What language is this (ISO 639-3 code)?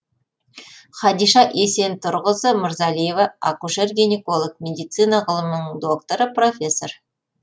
kaz